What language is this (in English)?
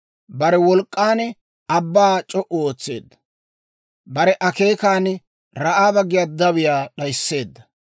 Dawro